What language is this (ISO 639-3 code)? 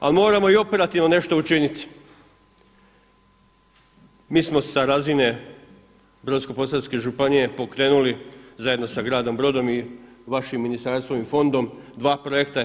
hrv